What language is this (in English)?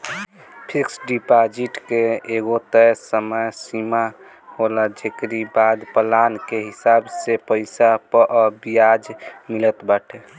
Bhojpuri